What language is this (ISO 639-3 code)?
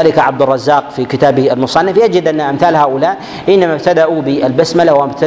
ara